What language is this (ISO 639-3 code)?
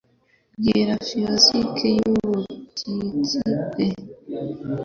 kin